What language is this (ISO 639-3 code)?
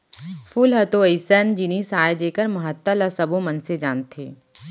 hne